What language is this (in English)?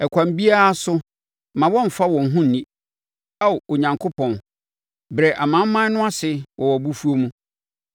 Akan